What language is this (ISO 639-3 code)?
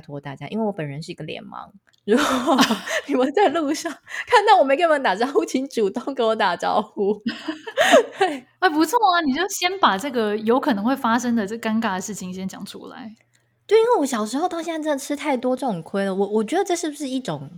zho